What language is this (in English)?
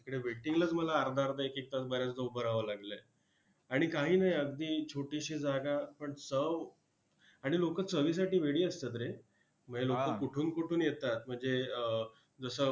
Marathi